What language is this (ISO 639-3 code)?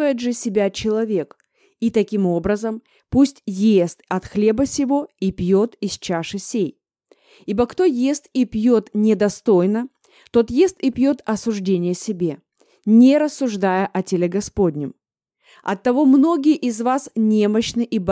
rus